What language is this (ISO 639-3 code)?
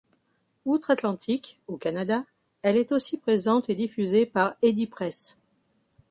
fra